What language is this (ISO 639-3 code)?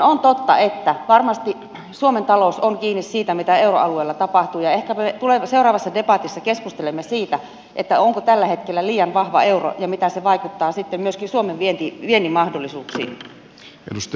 fin